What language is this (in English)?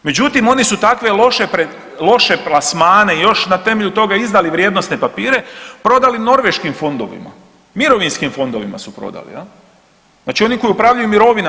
Croatian